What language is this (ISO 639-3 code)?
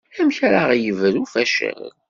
kab